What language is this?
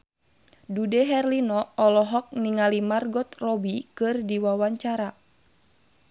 Sundanese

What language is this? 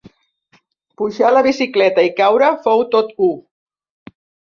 Catalan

